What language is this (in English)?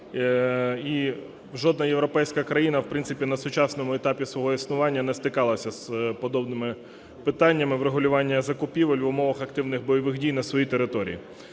Ukrainian